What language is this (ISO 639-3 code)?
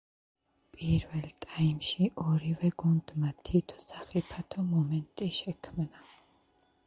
kat